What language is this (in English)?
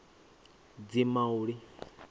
Venda